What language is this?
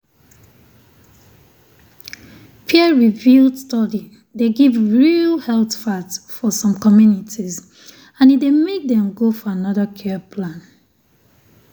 Nigerian Pidgin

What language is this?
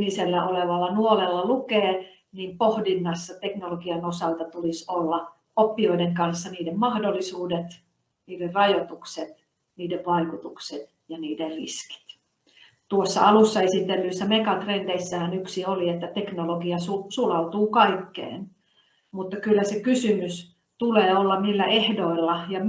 Finnish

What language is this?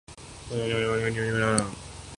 Urdu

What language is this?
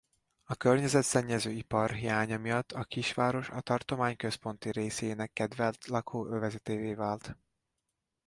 Hungarian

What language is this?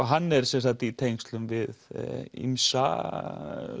Icelandic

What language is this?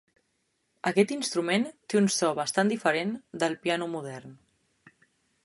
Catalan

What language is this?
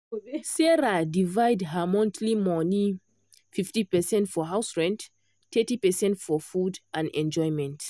Nigerian Pidgin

